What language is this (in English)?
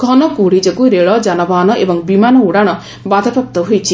Odia